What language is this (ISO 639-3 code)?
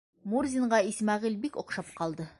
bak